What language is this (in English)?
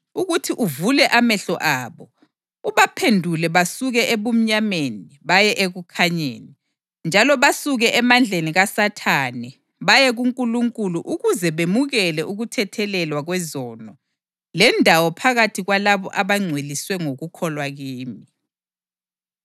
North Ndebele